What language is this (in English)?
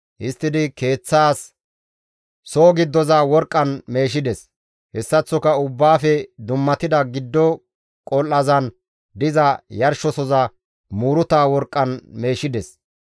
Gamo